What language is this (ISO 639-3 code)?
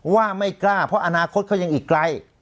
tha